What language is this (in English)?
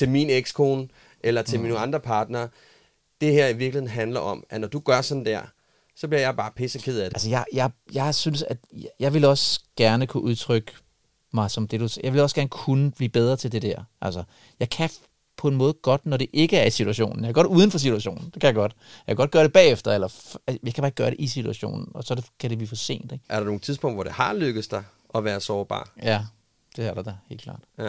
Danish